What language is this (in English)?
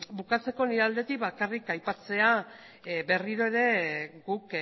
Basque